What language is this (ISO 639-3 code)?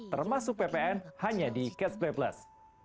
ind